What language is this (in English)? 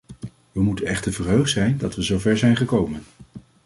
Dutch